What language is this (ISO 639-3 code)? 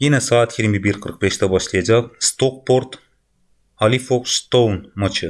tur